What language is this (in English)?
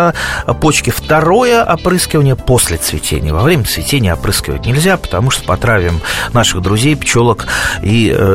Russian